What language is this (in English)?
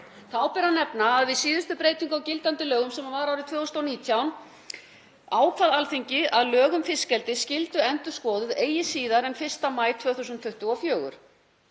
Icelandic